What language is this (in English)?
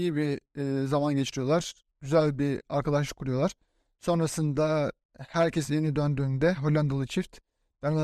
Turkish